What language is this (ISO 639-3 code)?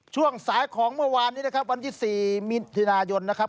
tha